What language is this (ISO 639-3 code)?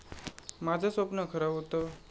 mar